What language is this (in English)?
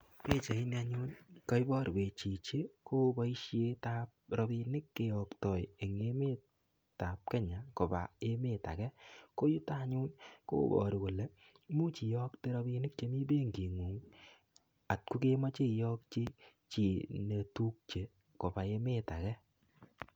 Kalenjin